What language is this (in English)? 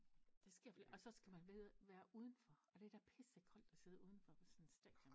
Danish